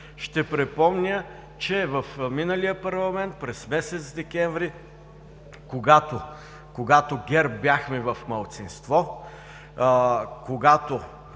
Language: Bulgarian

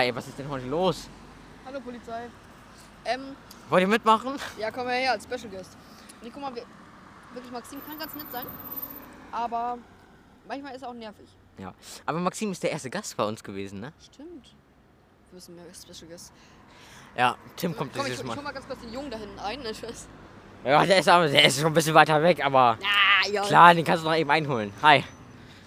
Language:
German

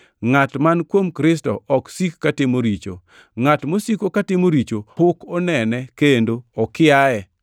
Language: Luo (Kenya and Tanzania)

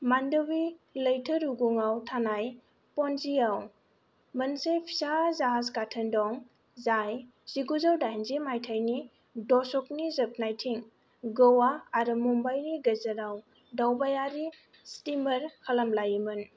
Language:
Bodo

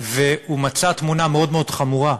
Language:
Hebrew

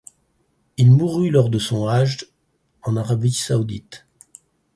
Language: French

